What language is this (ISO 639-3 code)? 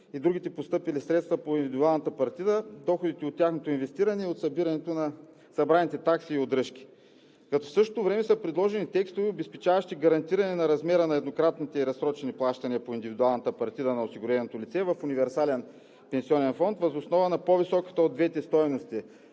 bul